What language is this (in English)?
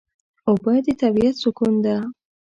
Pashto